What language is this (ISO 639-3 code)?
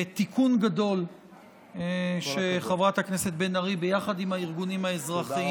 heb